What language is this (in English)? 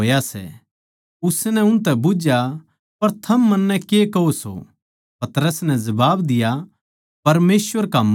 Haryanvi